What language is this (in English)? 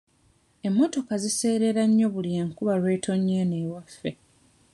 Ganda